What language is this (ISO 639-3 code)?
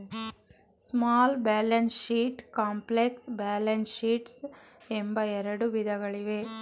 kan